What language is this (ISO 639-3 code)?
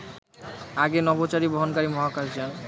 ben